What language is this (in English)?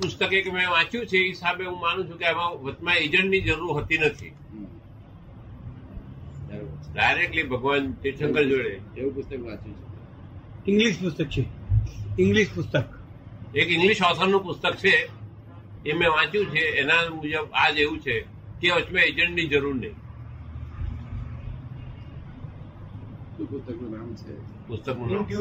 Gujarati